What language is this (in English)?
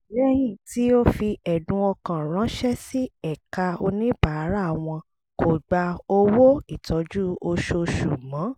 Yoruba